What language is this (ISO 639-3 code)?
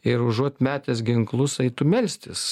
lit